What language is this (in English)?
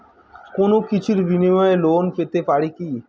Bangla